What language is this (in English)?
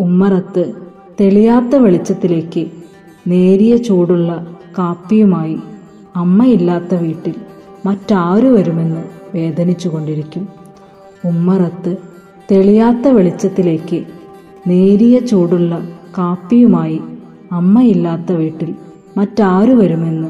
Malayalam